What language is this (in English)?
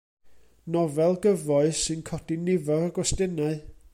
Welsh